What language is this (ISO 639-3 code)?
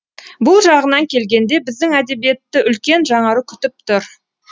kaz